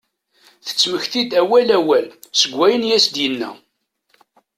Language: Kabyle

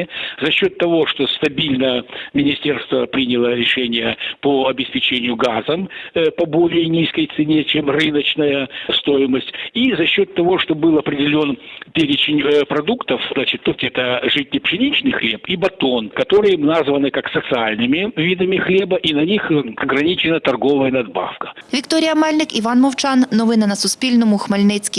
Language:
Ukrainian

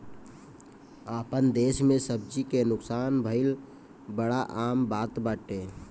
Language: Bhojpuri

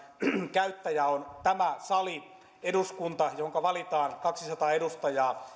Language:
Finnish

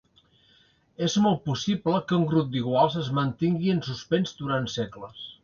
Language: Catalan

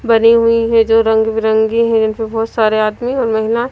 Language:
Hindi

